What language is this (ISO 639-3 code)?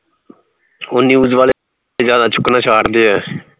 pan